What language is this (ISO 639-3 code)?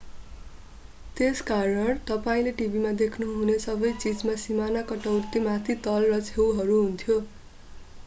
nep